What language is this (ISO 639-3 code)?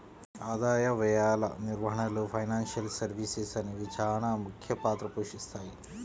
tel